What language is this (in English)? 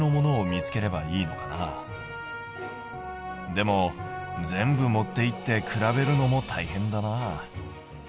Japanese